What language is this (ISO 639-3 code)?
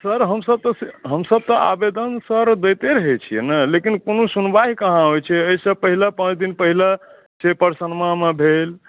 mai